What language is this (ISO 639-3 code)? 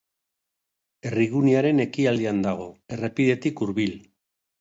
eus